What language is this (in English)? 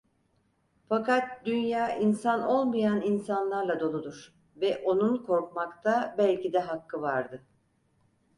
Turkish